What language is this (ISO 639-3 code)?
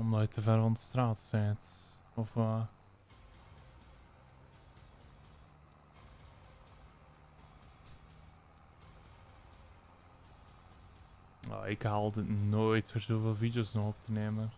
nld